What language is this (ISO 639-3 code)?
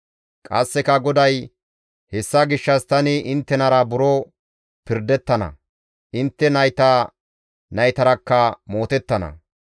gmv